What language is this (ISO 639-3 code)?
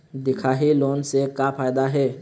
hne